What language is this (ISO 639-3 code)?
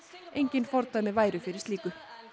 isl